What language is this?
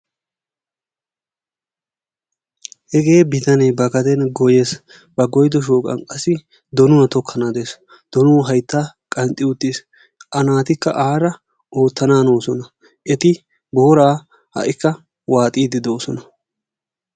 Wolaytta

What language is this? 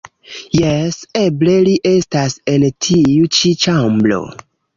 Esperanto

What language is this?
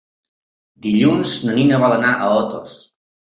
Catalan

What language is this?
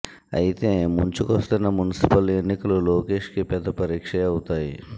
Telugu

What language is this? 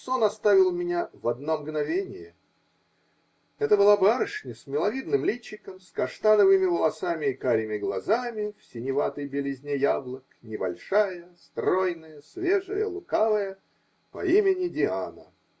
Russian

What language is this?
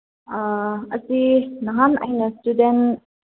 Manipuri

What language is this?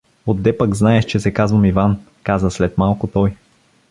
Bulgarian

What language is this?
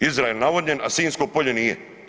Croatian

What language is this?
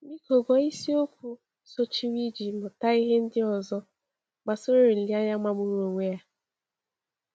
Igbo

